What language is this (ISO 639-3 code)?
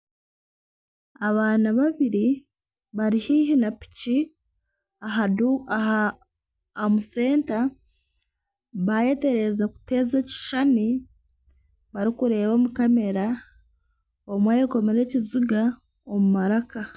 nyn